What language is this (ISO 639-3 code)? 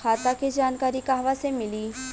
bho